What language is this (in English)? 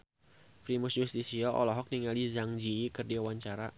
Sundanese